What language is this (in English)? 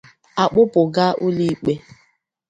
Igbo